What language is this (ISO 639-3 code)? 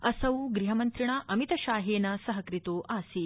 san